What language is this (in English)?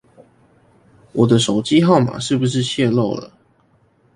Chinese